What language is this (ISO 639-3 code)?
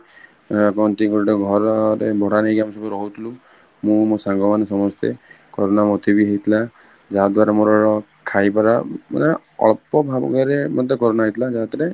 ori